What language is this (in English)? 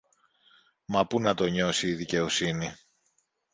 Greek